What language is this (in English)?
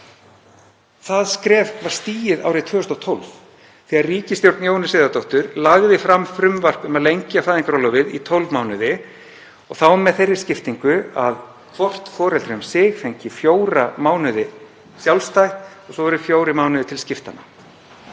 Icelandic